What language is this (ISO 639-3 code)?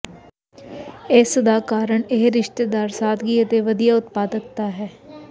pan